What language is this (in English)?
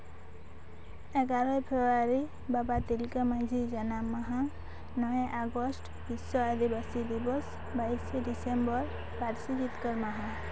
Santali